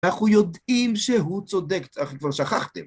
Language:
Hebrew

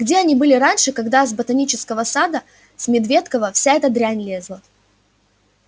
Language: Russian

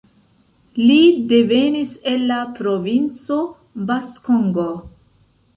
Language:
Esperanto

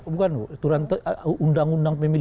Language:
Indonesian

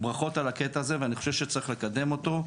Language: Hebrew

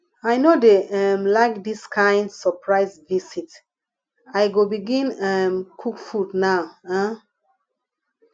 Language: Nigerian Pidgin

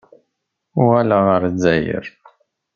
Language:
Kabyle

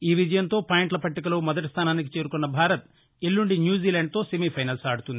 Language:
Telugu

